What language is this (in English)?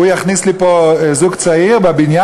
Hebrew